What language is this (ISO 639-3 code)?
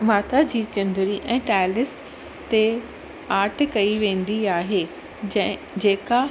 snd